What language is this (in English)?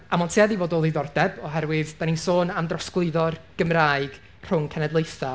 Welsh